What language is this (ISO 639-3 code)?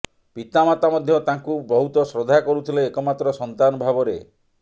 ori